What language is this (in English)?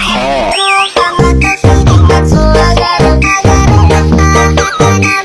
Indonesian